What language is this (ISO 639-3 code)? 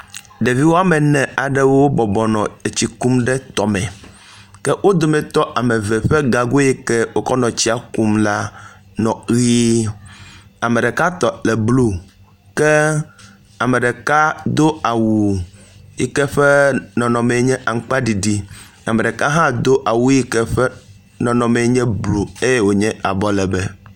ewe